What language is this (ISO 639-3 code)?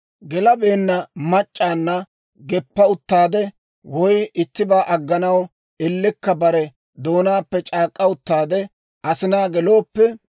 dwr